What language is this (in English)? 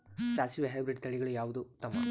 Kannada